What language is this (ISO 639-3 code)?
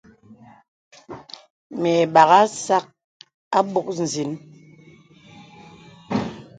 beb